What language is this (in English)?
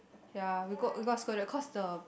English